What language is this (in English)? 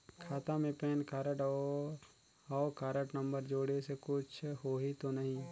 Chhattisgarhi